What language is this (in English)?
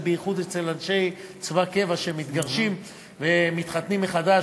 Hebrew